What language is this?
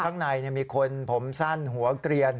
Thai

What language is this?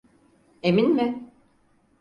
Turkish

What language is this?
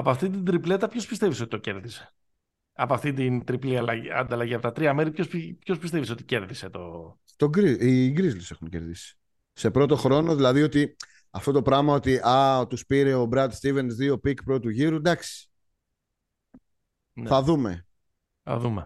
Greek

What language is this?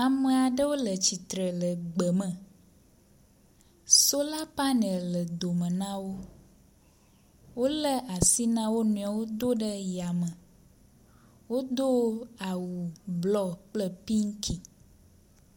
Ewe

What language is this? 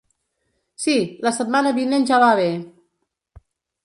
Catalan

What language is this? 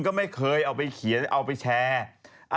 Thai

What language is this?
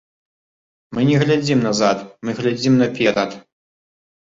Belarusian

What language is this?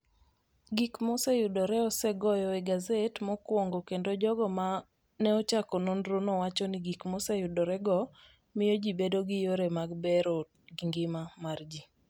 Luo (Kenya and Tanzania)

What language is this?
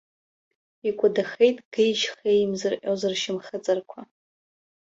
Abkhazian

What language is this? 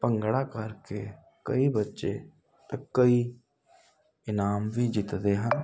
Punjabi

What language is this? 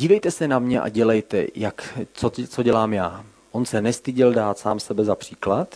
Czech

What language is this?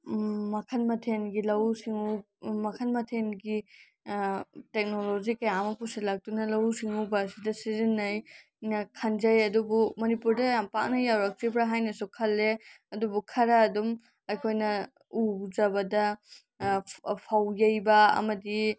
Manipuri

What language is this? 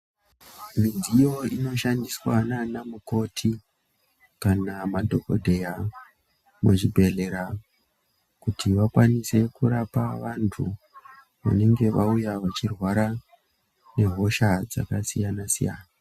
Ndau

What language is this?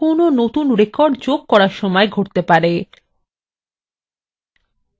Bangla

